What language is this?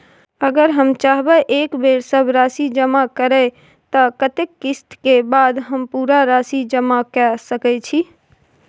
Maithili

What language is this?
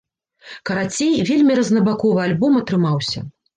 Belarusian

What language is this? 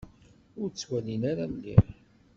Kabyle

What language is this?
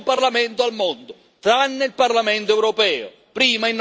Italian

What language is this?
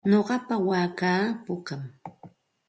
Santa Ana de Tusi Pasco Quechua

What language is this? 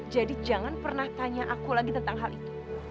Indonesian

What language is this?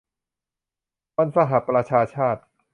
Thai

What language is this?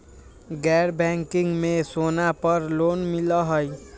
Magahi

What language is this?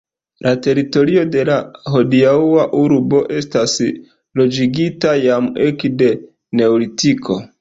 Esperanto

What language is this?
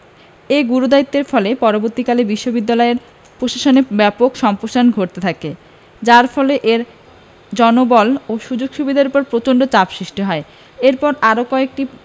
Bangla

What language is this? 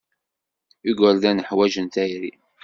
Kabyle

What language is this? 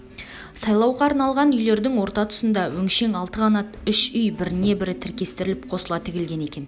Kazakh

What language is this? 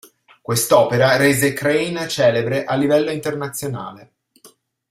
Italian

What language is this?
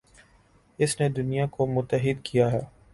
Urdu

